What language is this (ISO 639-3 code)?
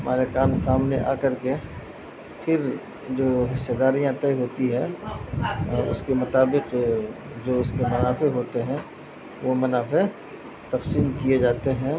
urd